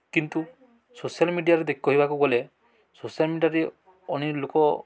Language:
Odia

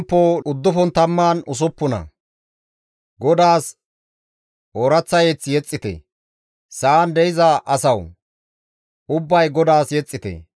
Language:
Gamo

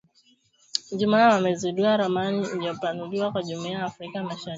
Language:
Swahili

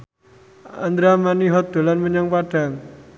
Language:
Javanese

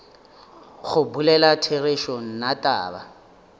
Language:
Northern Sotho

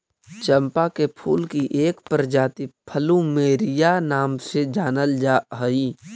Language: Magahi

